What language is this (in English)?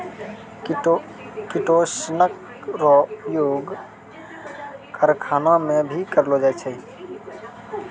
Maithili